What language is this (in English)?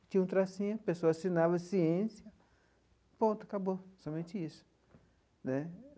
Portuguese